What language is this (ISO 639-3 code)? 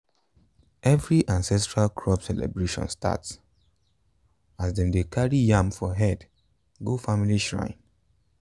pcm